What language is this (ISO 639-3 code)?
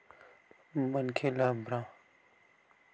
hne